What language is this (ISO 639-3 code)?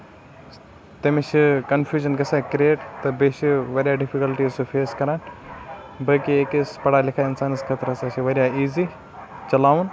kas